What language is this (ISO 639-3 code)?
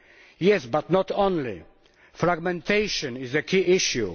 eng